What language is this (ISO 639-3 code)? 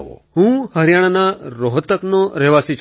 guj